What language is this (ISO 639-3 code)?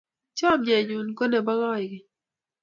kln